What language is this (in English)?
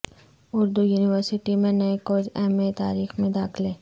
Urdu